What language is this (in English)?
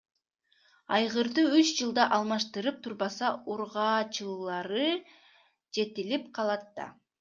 Kyrgyz